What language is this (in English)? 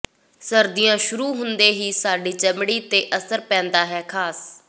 Punjabi